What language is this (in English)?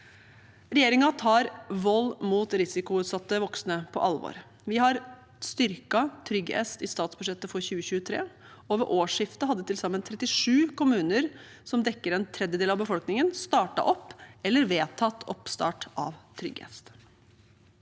Norwegian